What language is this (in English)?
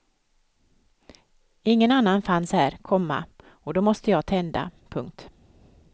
Swedish